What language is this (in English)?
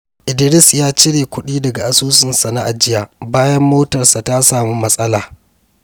Hausa